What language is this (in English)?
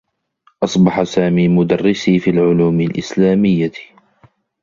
Arabic